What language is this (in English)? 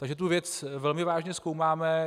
Czech